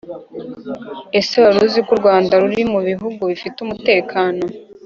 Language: Kinyarwanda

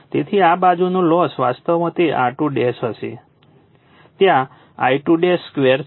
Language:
Gujarati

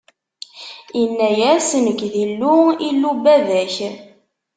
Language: Kabyle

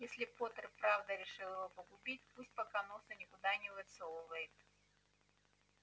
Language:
Russian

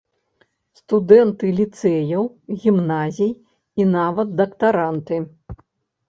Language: Belarusian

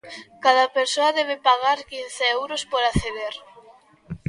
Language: Galician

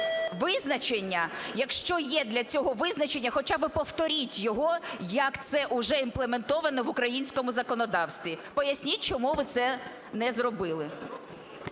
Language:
Ukrainian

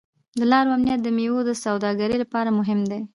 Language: Pashto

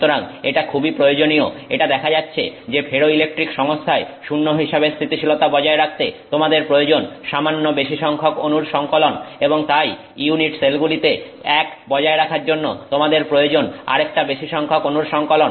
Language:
Bangla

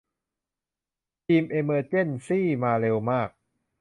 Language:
Thai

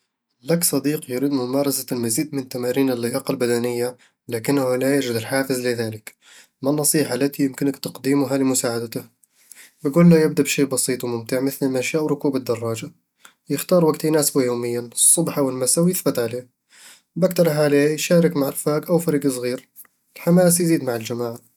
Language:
Eastern Egyptian Bedawi Arabic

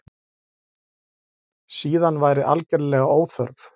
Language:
Icelandic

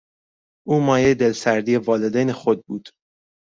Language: Persian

